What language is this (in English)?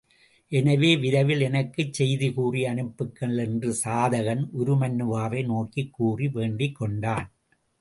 Tamil